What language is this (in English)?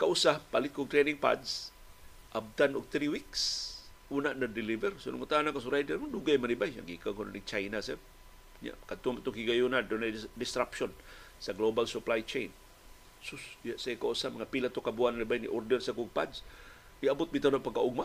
Filipino